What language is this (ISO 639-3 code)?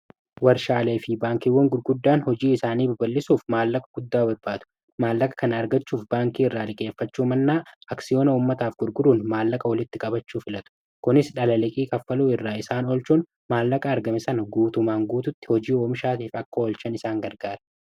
orm